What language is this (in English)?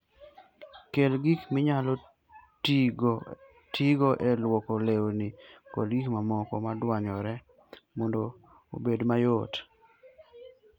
Luo (Kenya and Tanzania)